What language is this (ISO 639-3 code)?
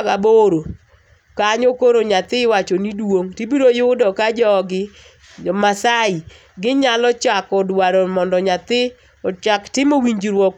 luo